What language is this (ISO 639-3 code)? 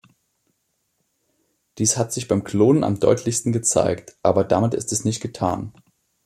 deu